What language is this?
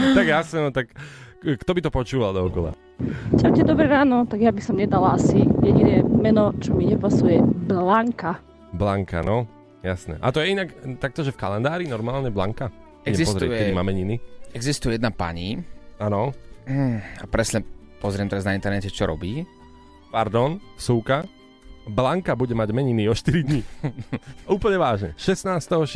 Slovak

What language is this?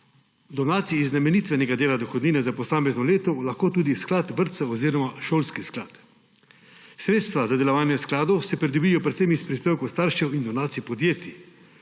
Slovenian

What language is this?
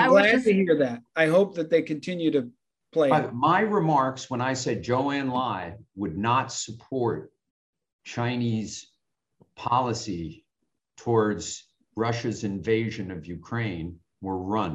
English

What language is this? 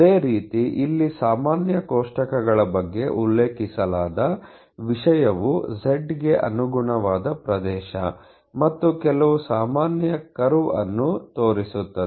Kannada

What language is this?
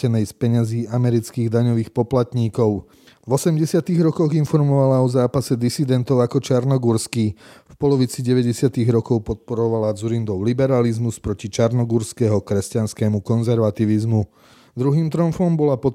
Slovak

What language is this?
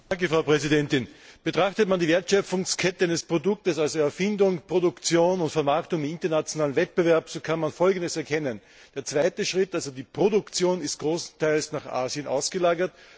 German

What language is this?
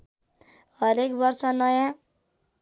Nepali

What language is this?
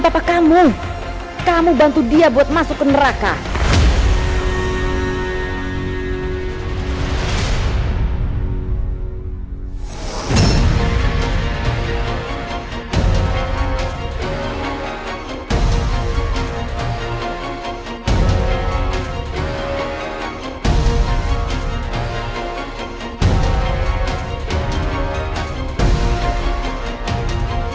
Indonesian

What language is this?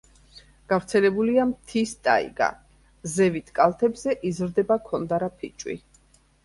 Georgian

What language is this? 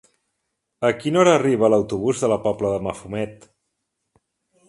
Catalan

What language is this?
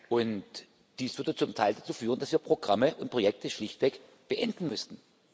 German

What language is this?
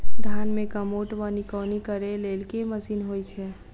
Maithili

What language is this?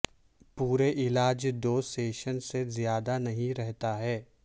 Urdu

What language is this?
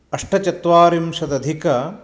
Sanskrit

